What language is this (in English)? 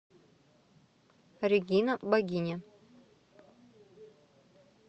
Russian